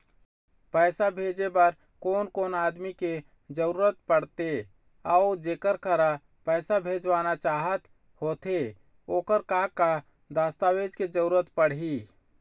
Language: Chhattisgarhi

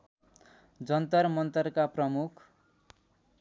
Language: Nepali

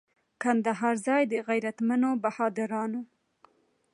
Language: Pashto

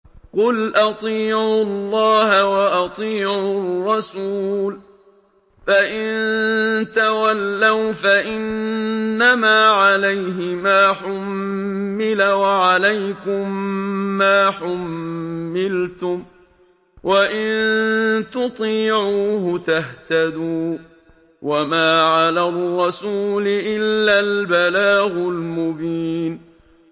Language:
Arabic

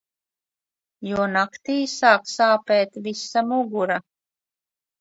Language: Latvian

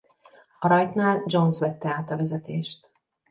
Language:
Hungarian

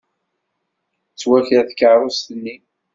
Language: Kabyle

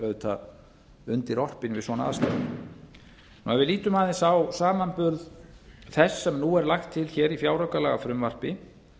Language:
Icelandic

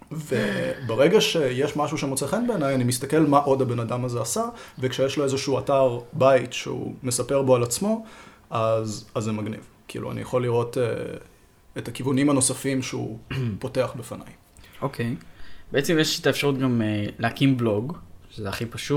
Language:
Hebrew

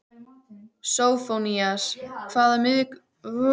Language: Icelandic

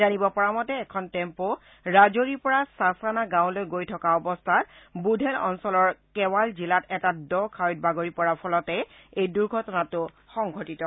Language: Assamese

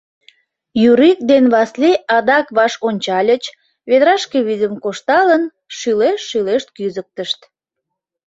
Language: Mari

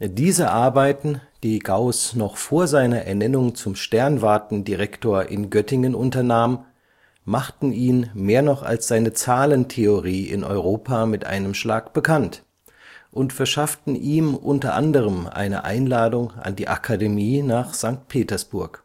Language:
German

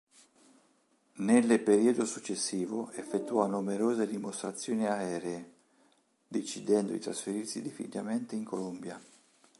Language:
Italian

